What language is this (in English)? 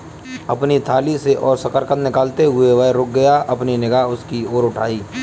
Hindi